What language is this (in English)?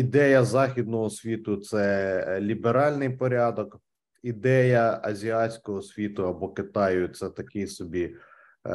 Ukrainian